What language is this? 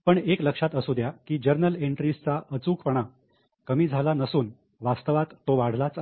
Marathi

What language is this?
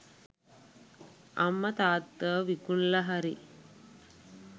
Sinhala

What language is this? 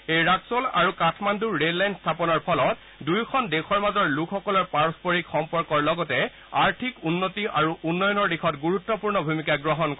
Assamese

